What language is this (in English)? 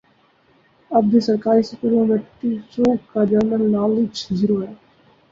Urdu